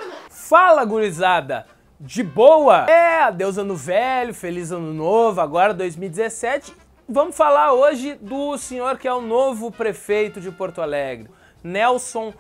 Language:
Portuguese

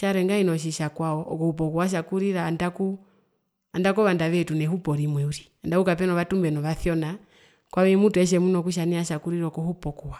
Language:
Herero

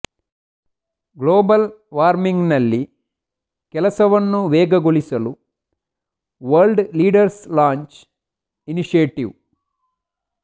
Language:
Kannada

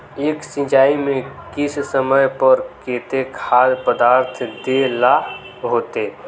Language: Magahi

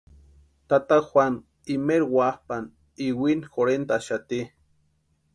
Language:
Western Highland Purepecha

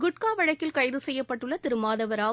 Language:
Tamil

